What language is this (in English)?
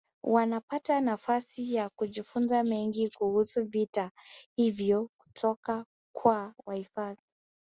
Swahili